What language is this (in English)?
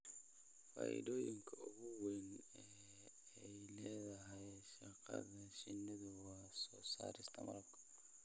Somali